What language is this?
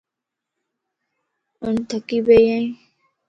Lasi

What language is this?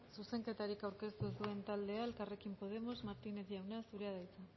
Basque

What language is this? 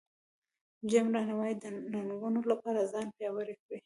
Pashto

